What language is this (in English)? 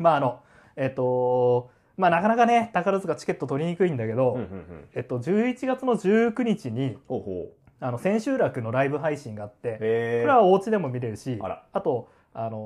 Japanese